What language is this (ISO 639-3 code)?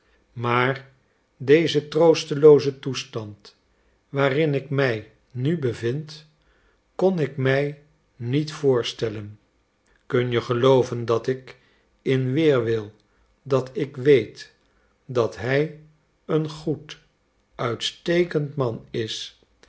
nld